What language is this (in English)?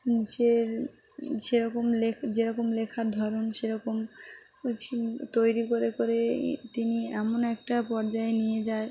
Bangla